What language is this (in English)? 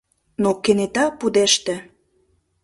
Mari